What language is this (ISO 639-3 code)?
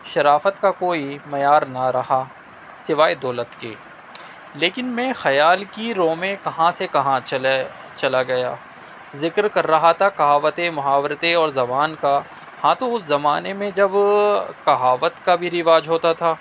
urd